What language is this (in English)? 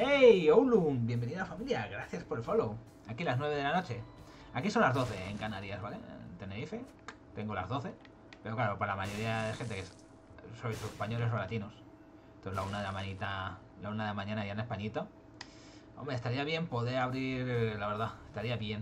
Spanish